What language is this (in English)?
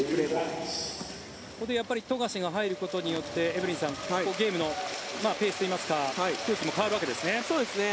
Japanese